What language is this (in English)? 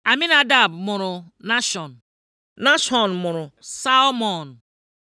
Igbo